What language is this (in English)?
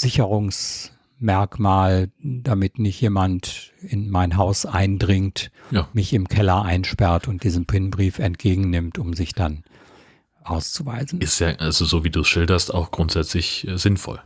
German